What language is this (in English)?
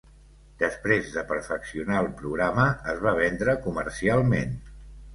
Catalan